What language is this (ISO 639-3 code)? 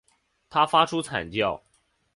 zho